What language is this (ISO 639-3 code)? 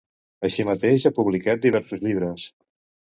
cat